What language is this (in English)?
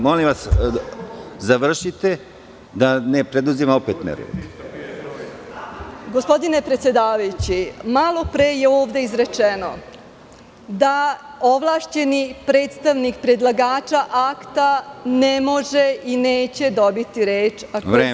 Serbian